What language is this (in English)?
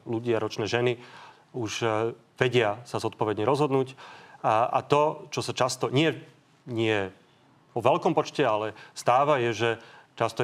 Slovak